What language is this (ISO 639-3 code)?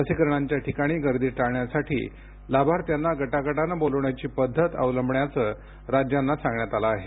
mar